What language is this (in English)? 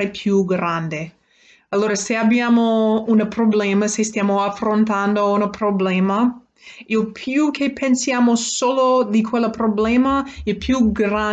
Italian